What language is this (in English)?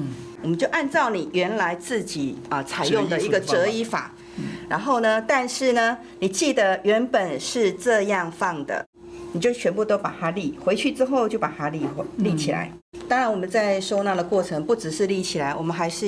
Chinese